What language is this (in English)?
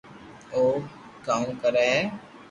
Loarki